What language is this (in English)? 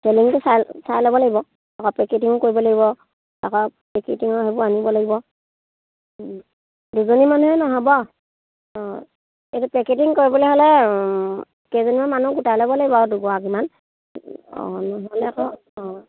Assamese